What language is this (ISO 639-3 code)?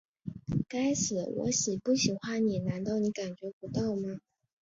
zho